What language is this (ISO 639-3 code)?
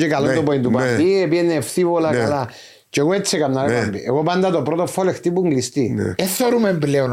ell